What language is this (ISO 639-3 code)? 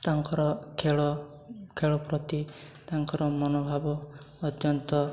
ori